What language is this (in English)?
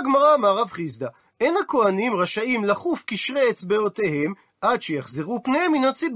Hebrew